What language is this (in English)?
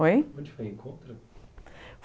Portuguese